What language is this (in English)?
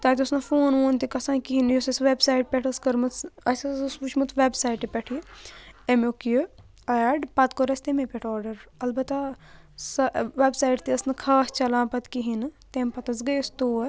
Kashmiri